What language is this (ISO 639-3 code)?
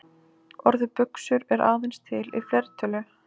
isl